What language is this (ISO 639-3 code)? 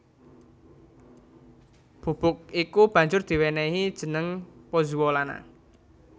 jav